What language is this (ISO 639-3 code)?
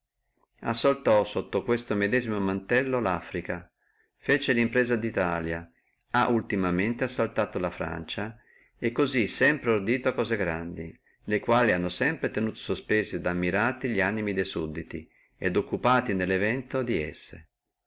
ita